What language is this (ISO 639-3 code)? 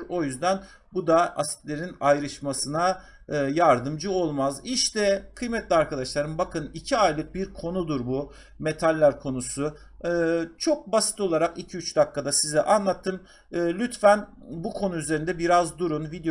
tur